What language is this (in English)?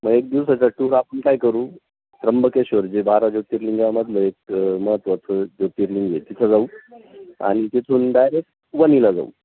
Marathi